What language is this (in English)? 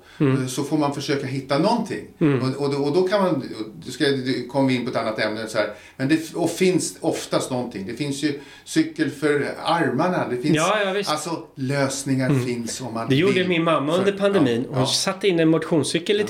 Swedish